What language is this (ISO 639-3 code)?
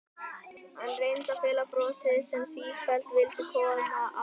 isl